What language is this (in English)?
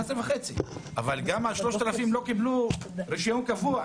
Hebrew